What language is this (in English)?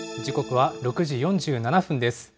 Japanese